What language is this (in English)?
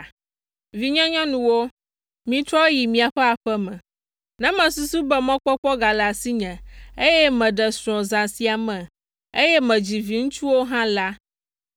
Ewe